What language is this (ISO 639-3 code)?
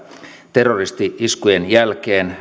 fin